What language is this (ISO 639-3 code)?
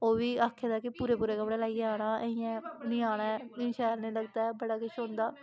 doi